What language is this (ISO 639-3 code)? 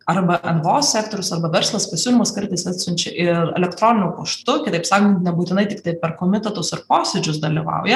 lit